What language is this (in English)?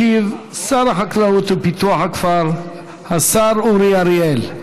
Hebrew